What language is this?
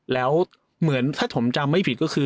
Thai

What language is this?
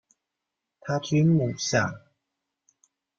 Chinese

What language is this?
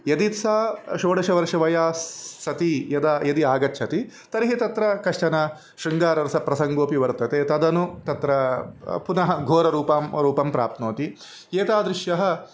Sanskrit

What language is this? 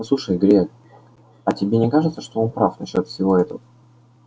Russian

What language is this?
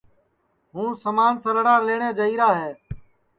Sansi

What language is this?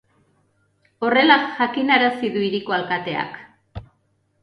Basque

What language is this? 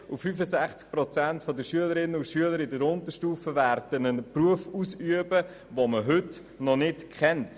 Swiss German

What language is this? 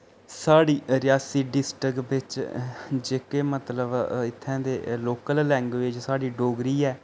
Dogri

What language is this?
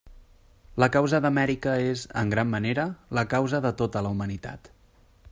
Catalan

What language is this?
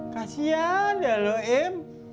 Indonesian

